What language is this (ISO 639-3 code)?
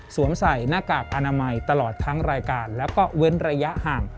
tha